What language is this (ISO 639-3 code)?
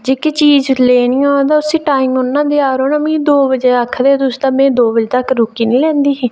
doi